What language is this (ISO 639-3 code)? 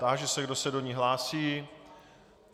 ces